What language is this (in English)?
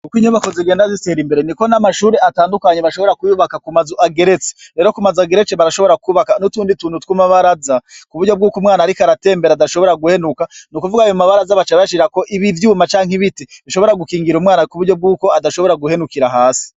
Rundi